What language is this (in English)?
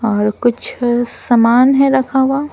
Hindi